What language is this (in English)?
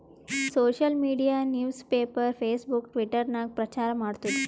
Kannada